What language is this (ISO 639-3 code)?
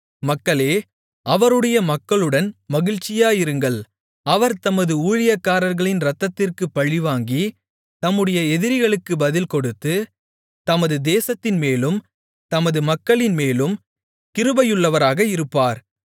tam